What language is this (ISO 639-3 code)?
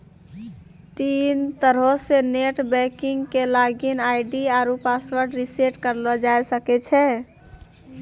mai